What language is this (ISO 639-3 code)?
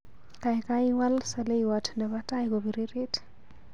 kln